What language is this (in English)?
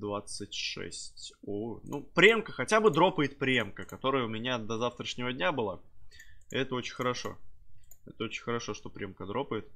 Russian